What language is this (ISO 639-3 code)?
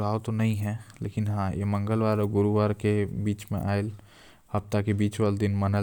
kfp